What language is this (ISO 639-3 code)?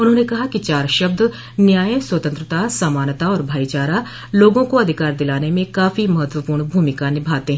hin